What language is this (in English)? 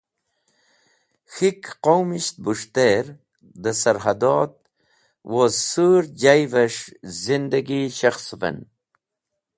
Wakhi